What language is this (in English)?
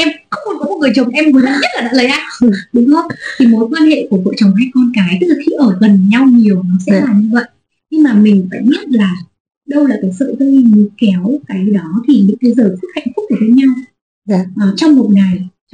Vietnamese